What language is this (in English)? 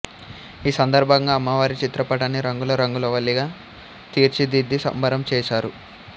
Telugu